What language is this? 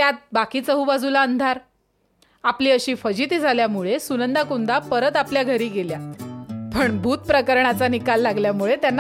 Marathi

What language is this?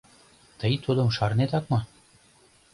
Mari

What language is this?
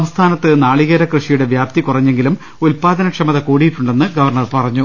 Malayalam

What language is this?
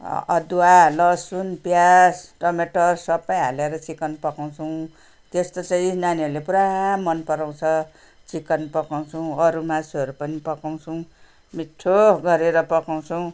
Nepali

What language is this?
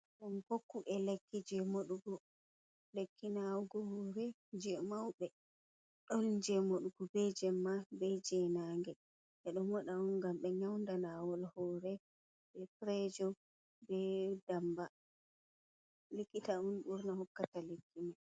Fula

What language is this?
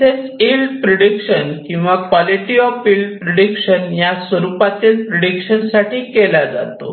Marathi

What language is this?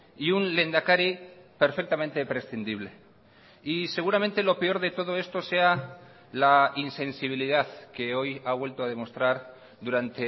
Spanish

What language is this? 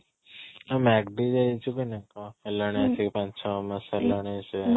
Odia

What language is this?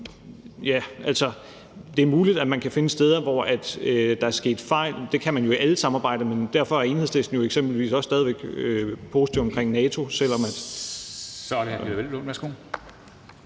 Danish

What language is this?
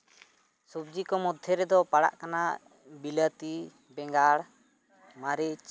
Santali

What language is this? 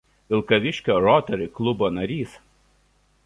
Lithuanian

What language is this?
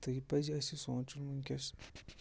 Kashmiri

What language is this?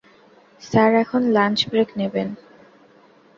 Bangla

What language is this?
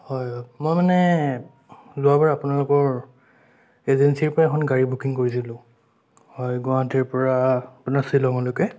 Assamese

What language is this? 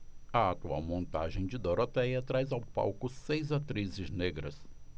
Portuguese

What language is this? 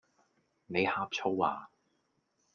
Cantonese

